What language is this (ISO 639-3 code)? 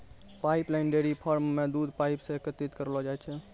mai